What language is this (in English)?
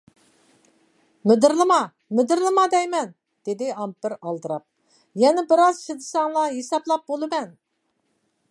Uyghur